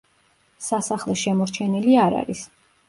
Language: Georgian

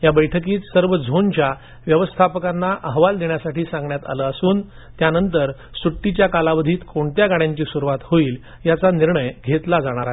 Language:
Marathi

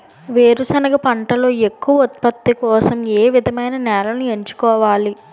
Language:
Telugu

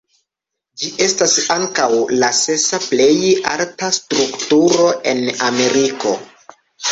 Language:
Esperanto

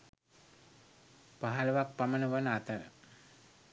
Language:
Sinhala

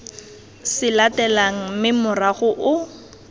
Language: Tswana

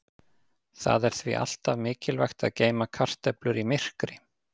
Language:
Icelandic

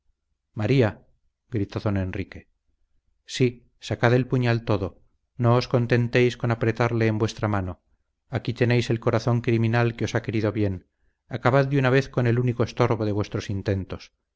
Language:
Spanish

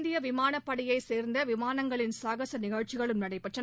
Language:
Tamil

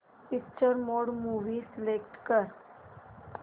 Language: Marathi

